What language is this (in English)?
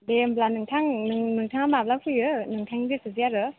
Bodo